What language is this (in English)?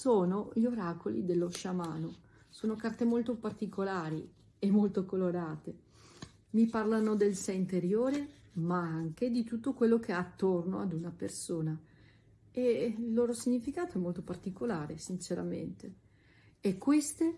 Italian